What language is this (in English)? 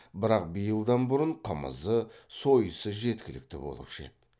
Kazakh